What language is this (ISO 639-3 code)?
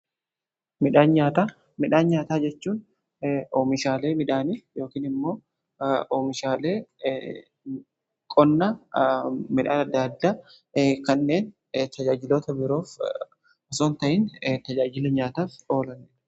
orm